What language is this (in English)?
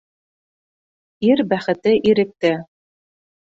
Bashkir